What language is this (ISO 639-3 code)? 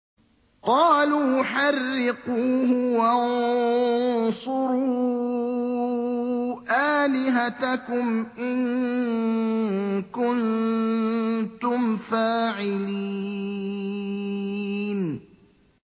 ara